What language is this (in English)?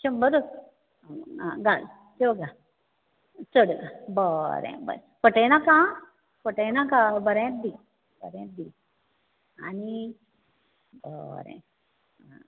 Konkani